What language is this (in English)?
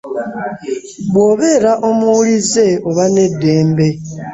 Ganda